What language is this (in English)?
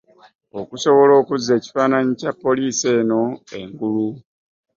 Ganda